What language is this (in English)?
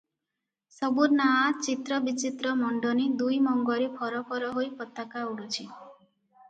Odia